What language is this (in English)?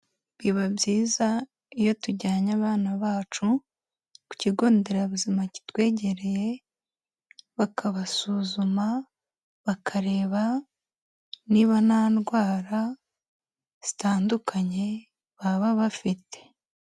Kinyarwanda